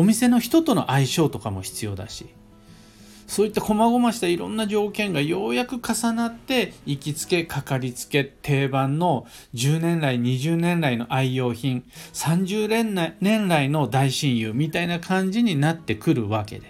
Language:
Japanese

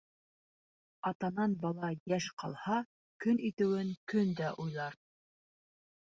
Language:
Bashkir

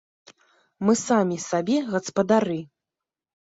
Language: Belarusian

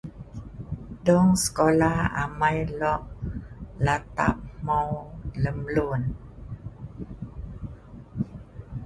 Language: Sa'ban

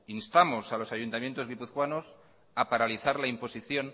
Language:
Spanish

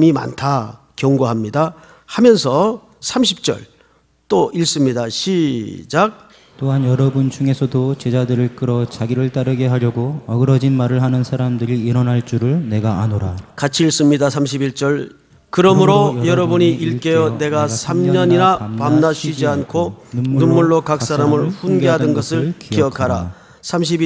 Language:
Korean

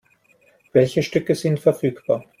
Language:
German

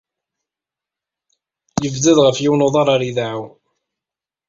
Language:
Kabyle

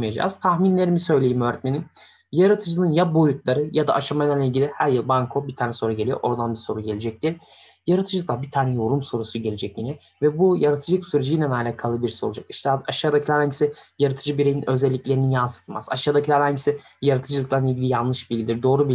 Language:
Turkish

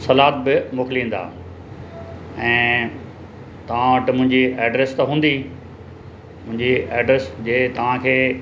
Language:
Sindhi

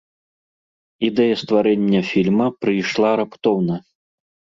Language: Belarusian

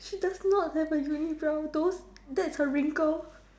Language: English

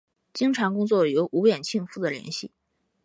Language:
Chinese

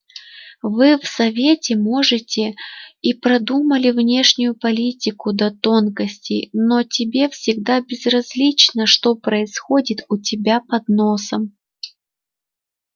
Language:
Russian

